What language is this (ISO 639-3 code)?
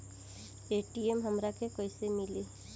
bho